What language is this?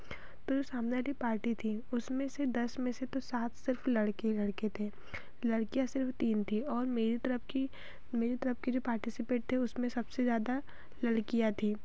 Hindi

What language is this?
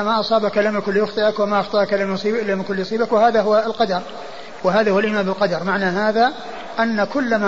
Arabic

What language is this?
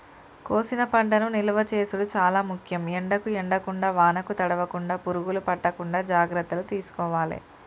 Telugu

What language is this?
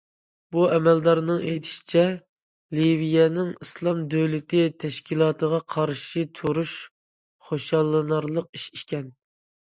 Uyghur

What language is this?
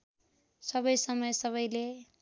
Nepali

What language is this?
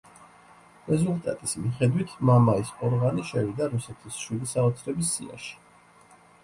Georgian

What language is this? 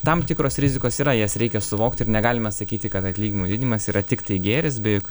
Lithuanian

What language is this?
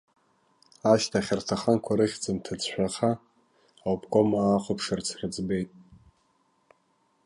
Abkhazian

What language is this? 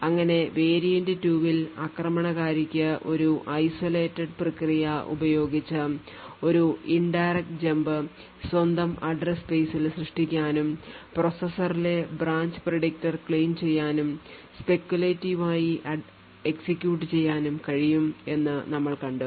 Malayalam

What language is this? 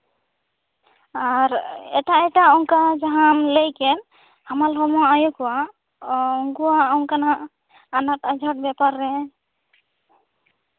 Santali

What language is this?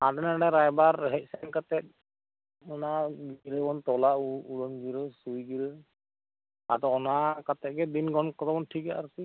Santali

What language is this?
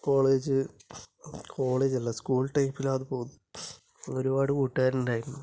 Malayalam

